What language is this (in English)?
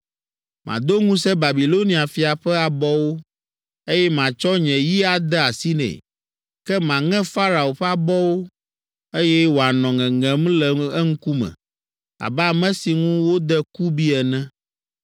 Ewe